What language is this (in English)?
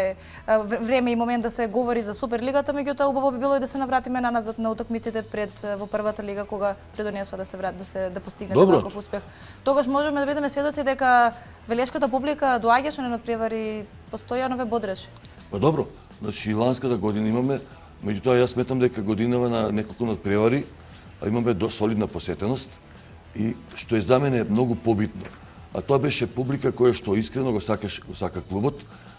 Macedonian